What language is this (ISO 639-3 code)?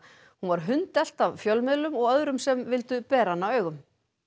isl